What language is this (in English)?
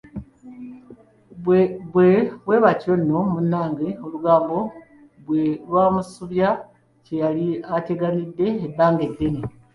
Ganda